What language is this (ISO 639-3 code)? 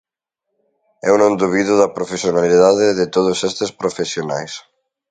glg